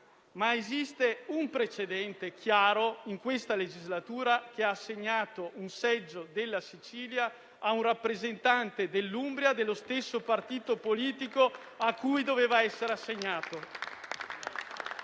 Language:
Italian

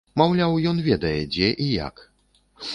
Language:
Belarusian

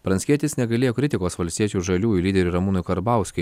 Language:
Lithuanian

